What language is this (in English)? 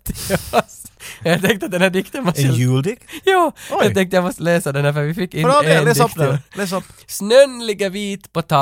Swedish